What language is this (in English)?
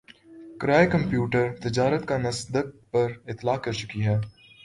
Urdu